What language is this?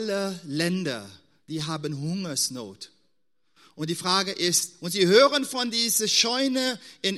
German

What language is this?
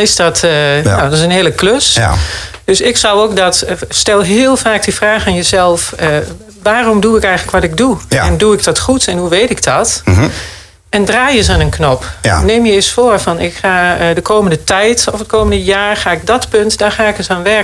Dutch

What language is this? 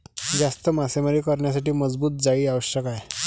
Marathi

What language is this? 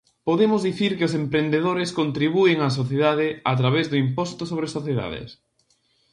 Galician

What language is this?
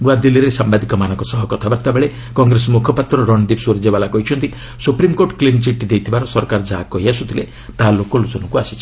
Odia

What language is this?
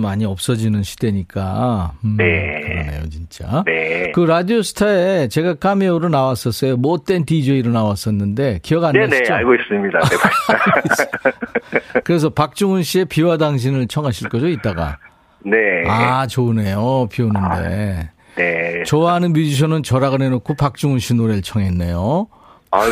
Korean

